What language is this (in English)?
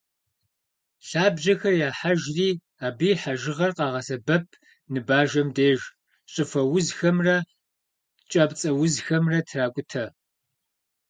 Kabardian